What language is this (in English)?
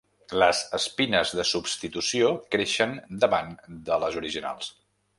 Catalan